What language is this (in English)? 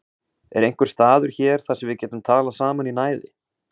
Icelandic